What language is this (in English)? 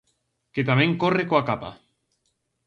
Galician